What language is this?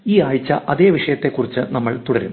Malayalam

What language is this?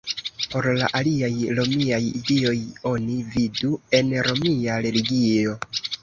Esperanto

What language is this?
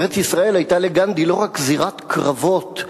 Hebrew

